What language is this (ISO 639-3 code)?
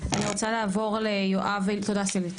heb